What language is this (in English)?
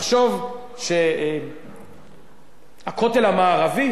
Hebrew